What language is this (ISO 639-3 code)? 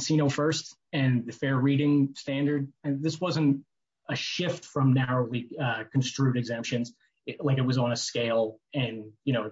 eng